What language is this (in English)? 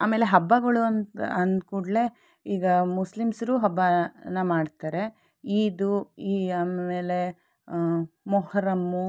Kannada